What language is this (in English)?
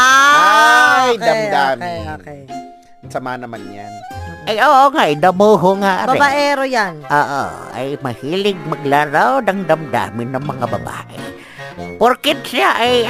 Filipino